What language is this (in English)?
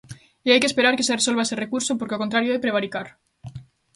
Galician